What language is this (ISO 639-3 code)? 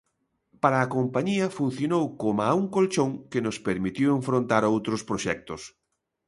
glg